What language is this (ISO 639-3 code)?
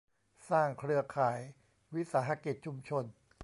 tha